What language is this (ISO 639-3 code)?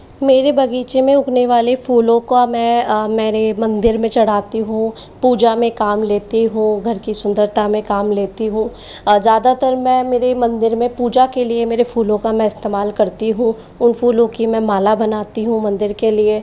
hin